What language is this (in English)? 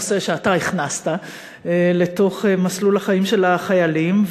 Hebrew